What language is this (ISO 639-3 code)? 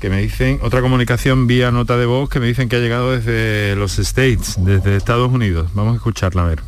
spa